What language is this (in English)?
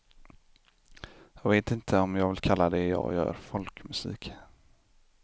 Swedish